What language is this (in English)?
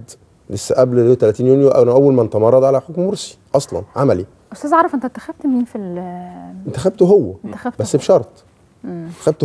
Arabic